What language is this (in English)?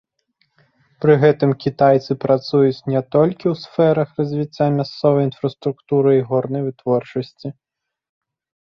Belarusian